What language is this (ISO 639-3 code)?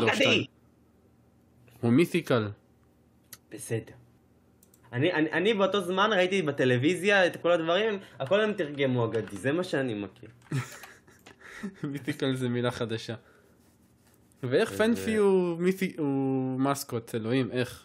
heb